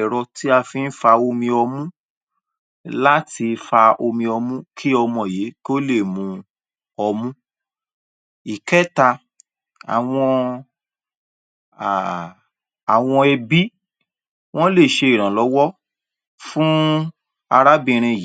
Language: Yoruba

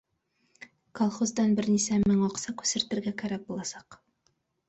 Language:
Bashkir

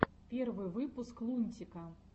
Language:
Russian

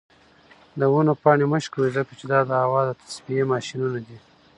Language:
Pashto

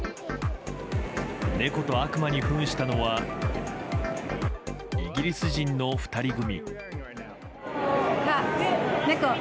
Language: Japanese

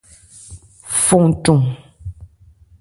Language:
Ebrié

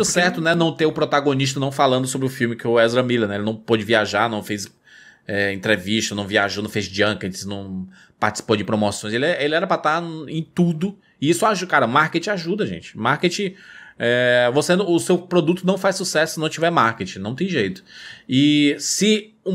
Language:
Portuguese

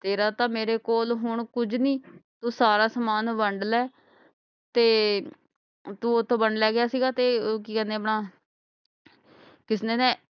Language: Punjabi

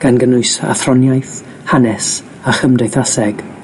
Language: Welsh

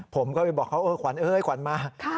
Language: Thai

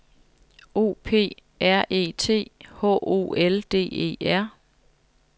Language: Danish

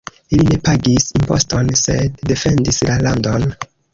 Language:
Esperanto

